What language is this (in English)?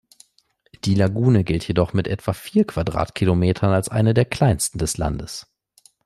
German